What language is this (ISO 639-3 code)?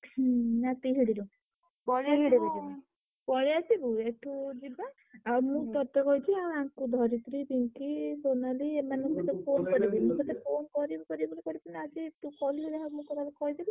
ori